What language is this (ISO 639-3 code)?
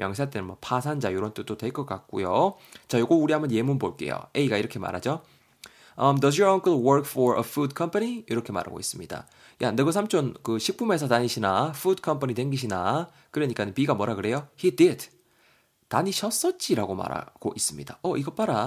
kor